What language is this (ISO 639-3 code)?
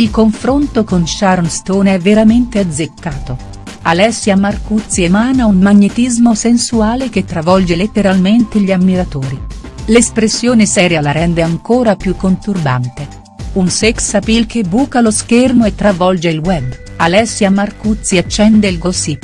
ita